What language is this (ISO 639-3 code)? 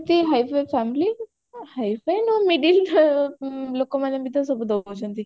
ori